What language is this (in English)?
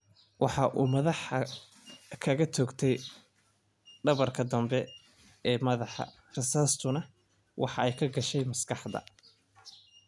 Somali